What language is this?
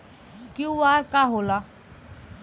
Bhojpuri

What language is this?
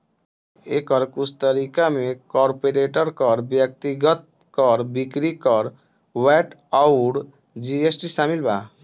Bhojpuri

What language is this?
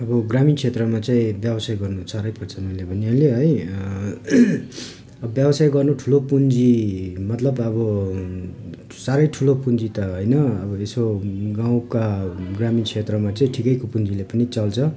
Nepali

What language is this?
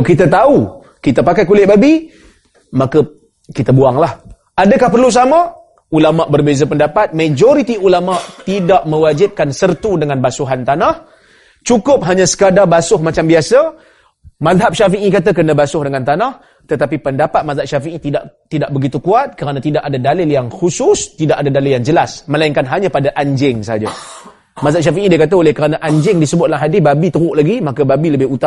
Malay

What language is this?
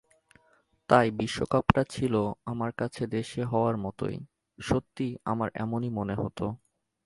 Bangla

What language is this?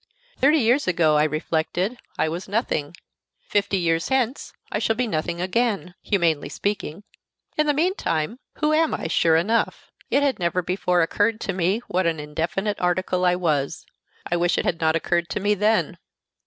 English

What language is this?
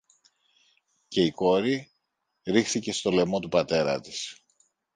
Greek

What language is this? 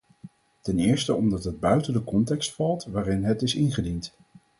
Dutch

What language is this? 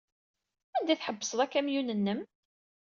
Kabyle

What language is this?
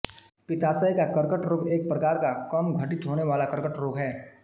Hindi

